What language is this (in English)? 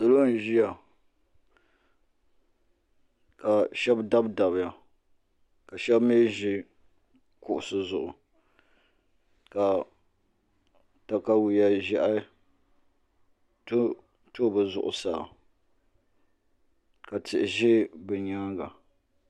Dagbani